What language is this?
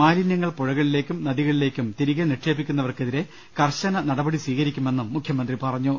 Malayalam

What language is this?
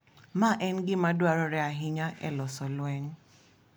Luo (Kenya and Tanzania)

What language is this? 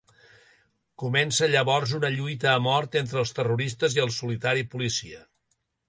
Catalan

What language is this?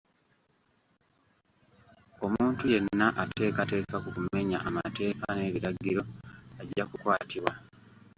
Ganda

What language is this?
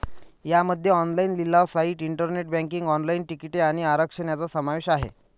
Marathi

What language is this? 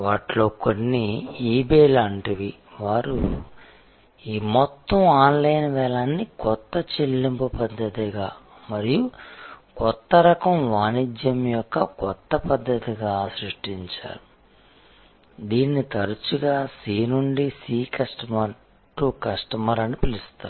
Telugu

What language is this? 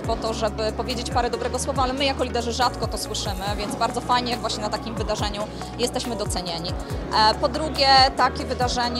Polish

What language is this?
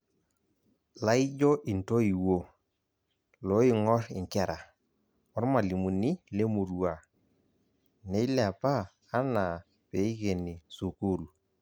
Masai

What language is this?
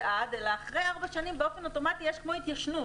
Hebrew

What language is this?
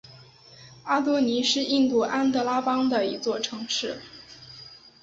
Chinese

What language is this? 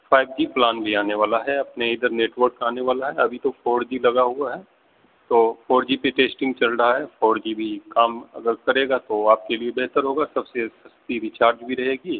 Urdu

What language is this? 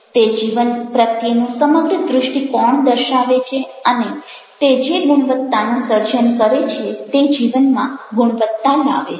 Gujarati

